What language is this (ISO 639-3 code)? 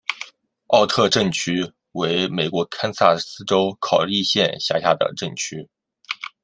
zho